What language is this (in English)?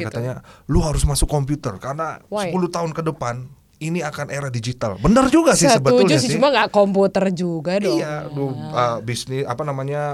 Indonesian